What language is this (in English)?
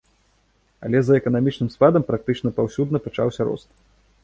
Belarusian